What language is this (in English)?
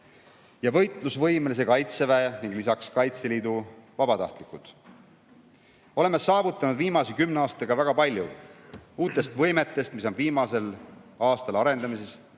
Estonian